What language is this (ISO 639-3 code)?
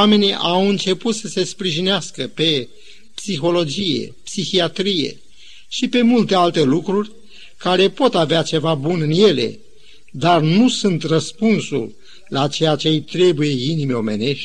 ron